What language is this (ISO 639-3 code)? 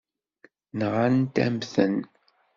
kab